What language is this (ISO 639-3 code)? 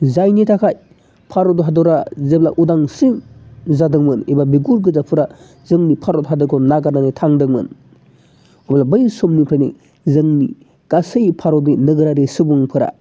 brx